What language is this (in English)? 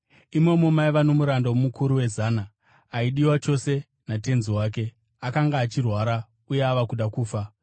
Shona